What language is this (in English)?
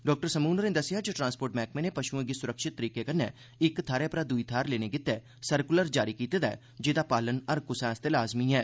Dogri